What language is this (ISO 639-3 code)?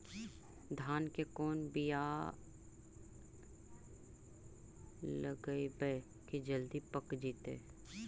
mag